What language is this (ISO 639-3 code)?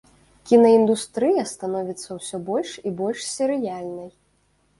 bel